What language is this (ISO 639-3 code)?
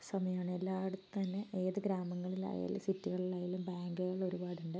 mal